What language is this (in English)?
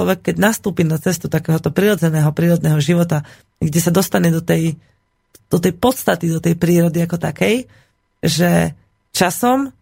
Slovak